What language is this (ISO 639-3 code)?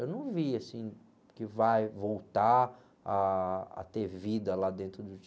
por